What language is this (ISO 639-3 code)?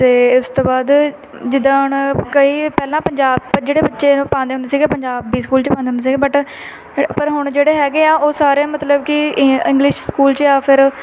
pan